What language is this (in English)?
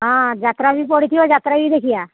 Odia